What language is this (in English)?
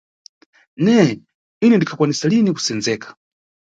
Nyungwe